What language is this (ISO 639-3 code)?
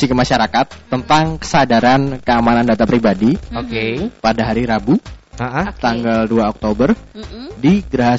ind